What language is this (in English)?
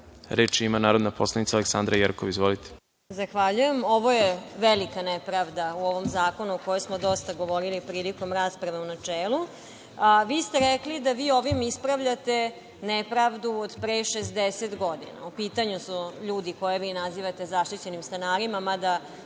Serbian